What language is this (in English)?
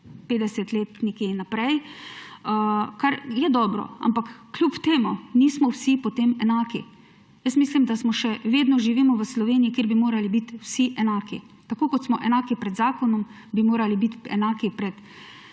Slovenian